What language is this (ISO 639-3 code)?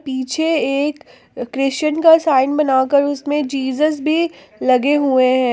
hin